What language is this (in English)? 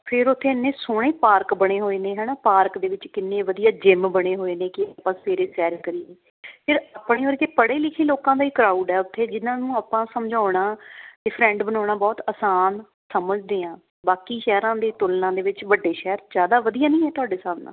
Punjabi